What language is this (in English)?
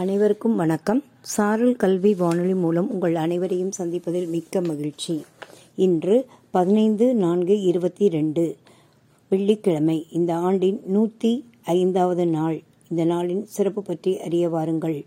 Tamil